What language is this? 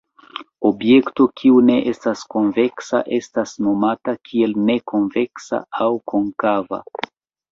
Esperanto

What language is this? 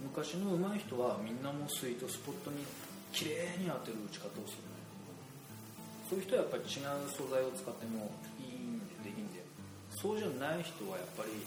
Japanese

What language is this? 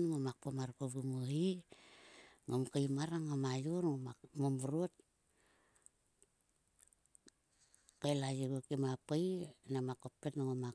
Sulka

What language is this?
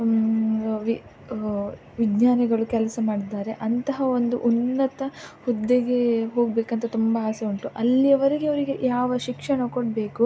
Kannada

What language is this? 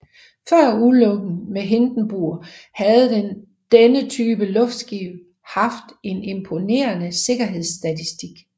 Danish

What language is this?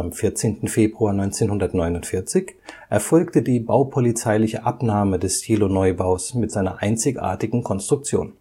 German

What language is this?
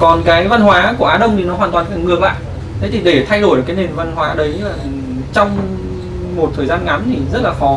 Vietnamese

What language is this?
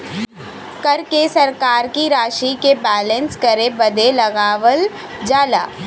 Bhojpuri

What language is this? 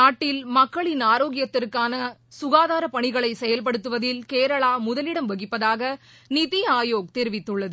Tamil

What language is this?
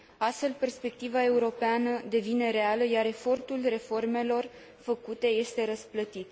Romanian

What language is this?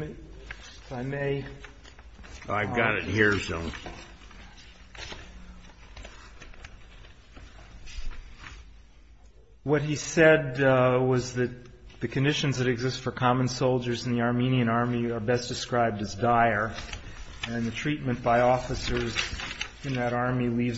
English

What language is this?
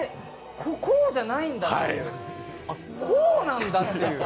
Japanese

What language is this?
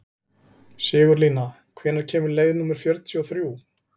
Icelandic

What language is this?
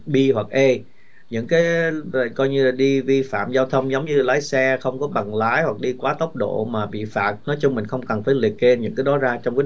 Vietnamese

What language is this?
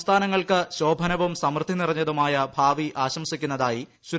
Malayalam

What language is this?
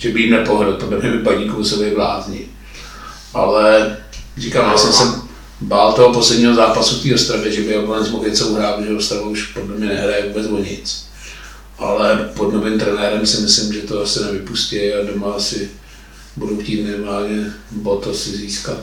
Czech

